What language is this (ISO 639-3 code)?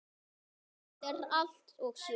isl